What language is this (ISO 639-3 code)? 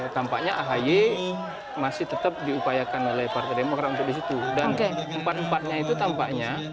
ind